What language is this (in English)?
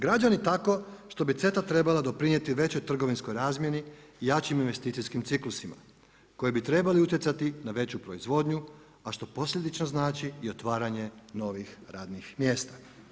Croatian